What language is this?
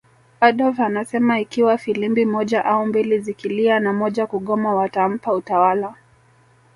Swahili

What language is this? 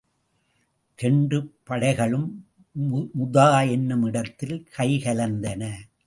Tamil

